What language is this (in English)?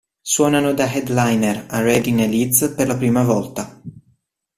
Italian